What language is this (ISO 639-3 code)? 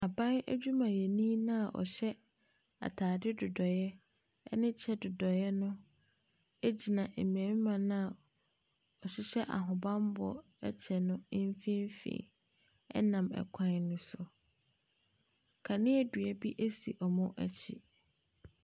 aka